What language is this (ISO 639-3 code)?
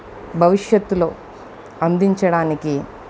tel